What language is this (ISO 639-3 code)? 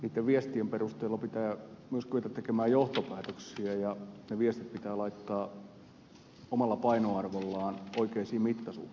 fin